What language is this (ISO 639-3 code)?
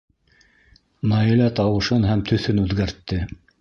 bak